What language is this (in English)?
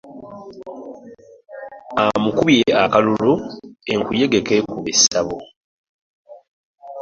Ganda